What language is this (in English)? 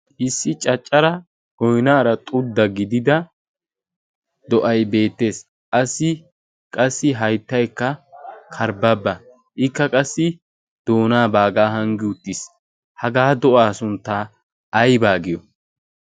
Wolaytta